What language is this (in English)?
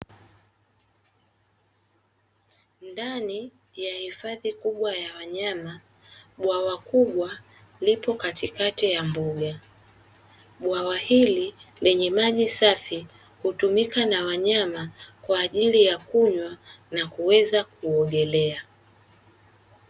Swahili